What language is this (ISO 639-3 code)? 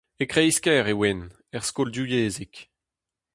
bre